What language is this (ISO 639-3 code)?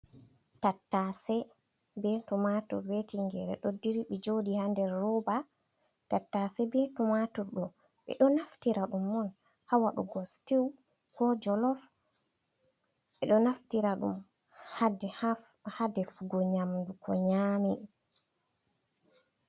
ful